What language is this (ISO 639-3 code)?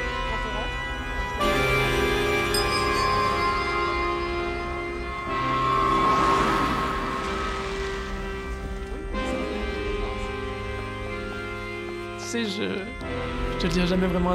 fra